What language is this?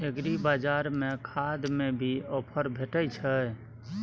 Maithili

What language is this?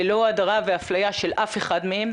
Hebrew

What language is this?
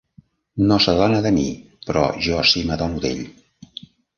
Catalan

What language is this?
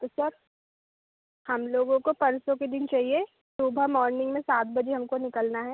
Hindi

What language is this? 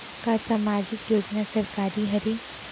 Chhattisgarhi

